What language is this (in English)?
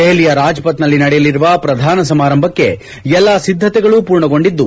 Kannada